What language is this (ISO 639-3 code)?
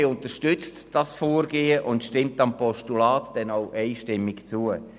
gsw